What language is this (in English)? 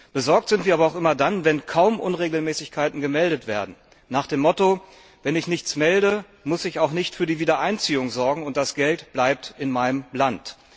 German